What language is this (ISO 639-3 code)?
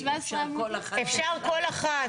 heb